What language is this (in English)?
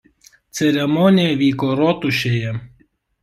Lithuanian